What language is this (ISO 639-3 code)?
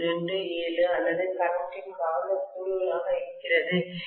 tam